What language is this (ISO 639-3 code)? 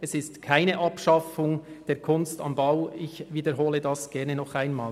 gsw